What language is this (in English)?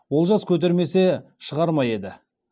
Kazakh